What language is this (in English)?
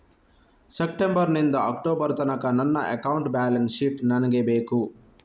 Kannada